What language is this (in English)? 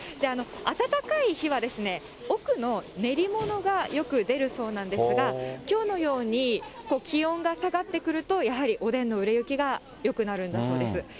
Japanese